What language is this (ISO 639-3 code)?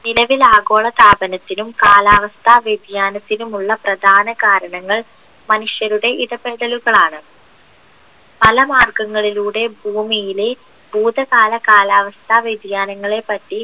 mal